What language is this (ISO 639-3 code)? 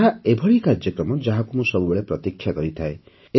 ori